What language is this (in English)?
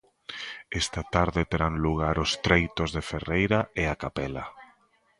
Galician